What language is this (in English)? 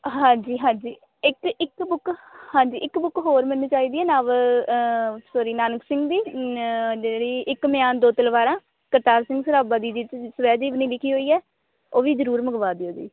Punjabi